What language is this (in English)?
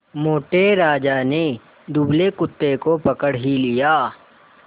Hindi